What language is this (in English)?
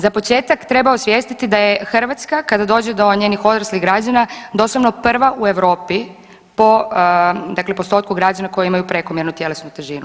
Croatian